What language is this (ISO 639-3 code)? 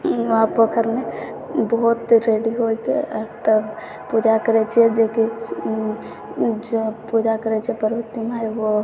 mai